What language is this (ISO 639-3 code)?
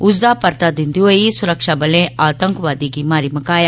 doi